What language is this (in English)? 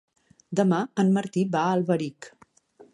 Catalan